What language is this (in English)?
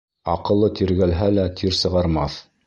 Bashkir